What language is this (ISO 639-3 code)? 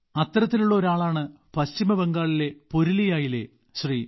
mal